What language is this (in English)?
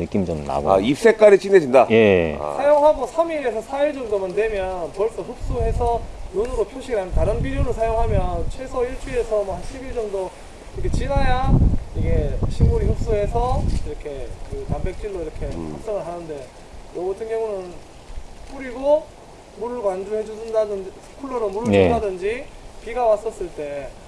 Korean